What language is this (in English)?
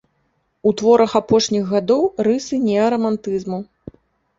Belarusian